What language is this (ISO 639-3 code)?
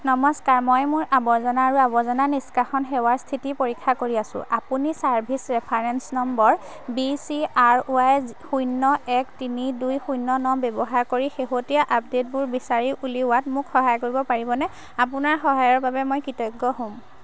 asm